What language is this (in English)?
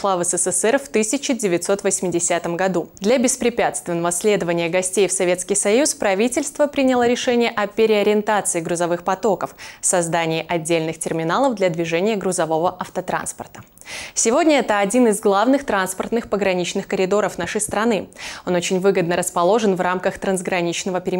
Russian